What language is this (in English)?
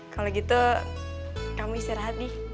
Indonesian